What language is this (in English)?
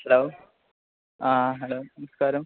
Malayalam